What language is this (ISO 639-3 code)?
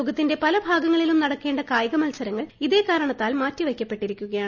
mal